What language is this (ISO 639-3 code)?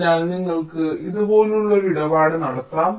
mal